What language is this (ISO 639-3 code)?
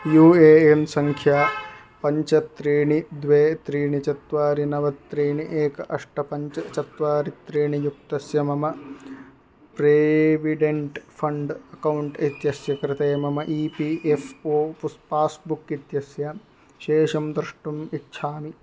san